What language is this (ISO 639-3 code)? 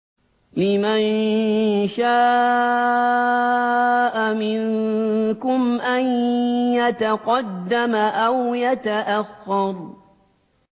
ara